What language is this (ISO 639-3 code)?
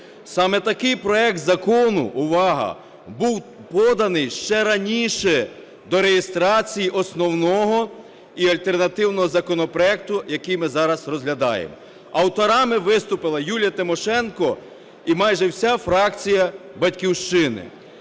ukr